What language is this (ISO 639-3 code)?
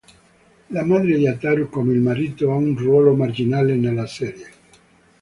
ita